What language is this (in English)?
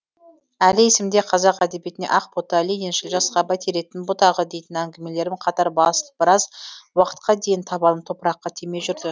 Kazakh